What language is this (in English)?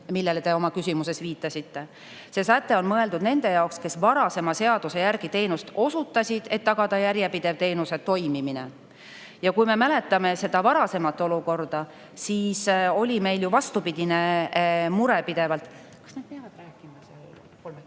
Estonian